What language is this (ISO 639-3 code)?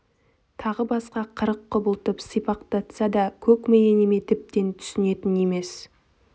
kaz